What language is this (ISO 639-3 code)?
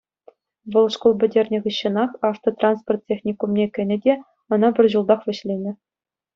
chv